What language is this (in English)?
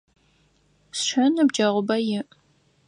Adyghe